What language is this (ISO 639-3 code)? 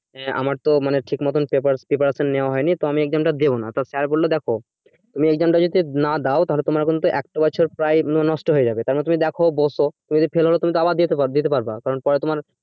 ben